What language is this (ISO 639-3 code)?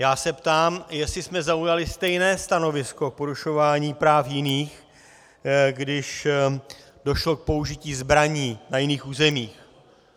ces